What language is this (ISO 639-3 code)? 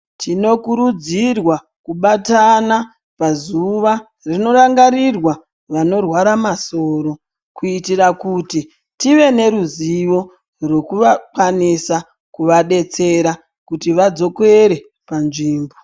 ndc